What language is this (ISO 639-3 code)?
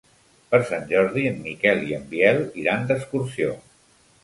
cat